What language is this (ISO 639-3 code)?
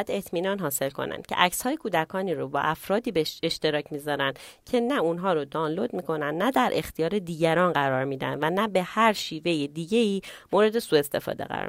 fas